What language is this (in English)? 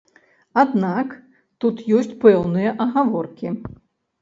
Belarusian